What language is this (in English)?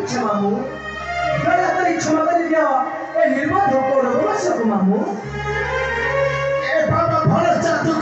Arabic